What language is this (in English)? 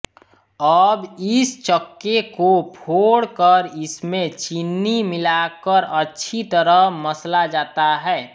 Hindi